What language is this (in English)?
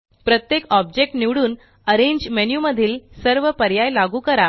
Marathi